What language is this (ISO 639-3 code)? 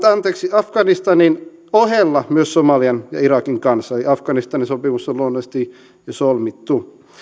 fin